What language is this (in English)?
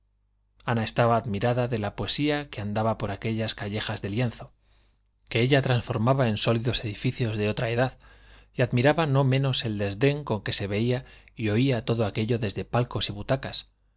Spanish